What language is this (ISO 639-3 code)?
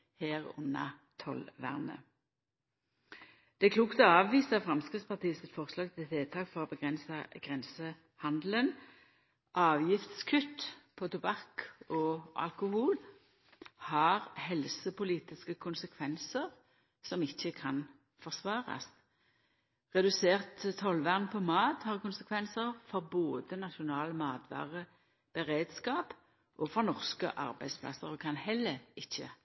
nno